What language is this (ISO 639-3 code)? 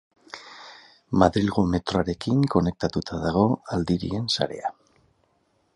eus